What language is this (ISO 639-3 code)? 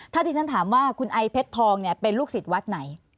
tha